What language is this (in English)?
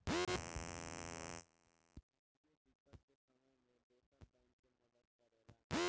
Bhojpuri